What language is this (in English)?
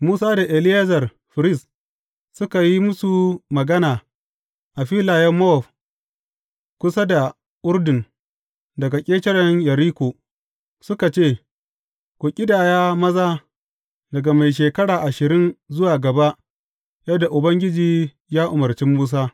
Hausa